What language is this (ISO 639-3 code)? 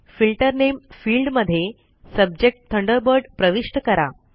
mar